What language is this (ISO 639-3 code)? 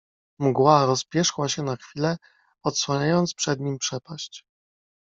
pol